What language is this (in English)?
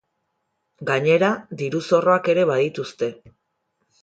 Basque